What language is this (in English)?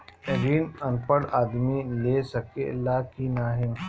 Bhojpuri